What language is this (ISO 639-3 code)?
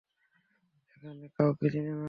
ben